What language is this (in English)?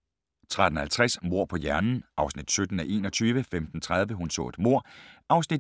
Danish